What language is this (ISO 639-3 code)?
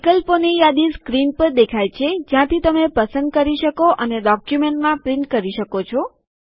guj